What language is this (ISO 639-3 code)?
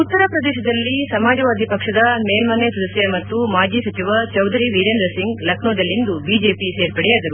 kan